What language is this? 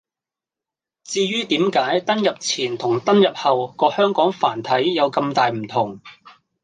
Cantonese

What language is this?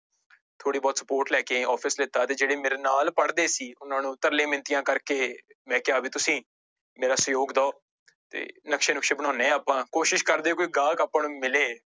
Punjabi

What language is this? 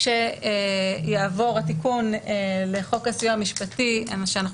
Hebrew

